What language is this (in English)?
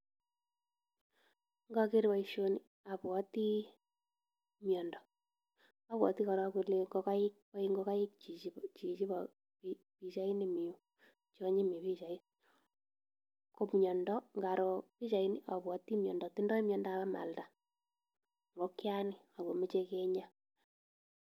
Kalenjin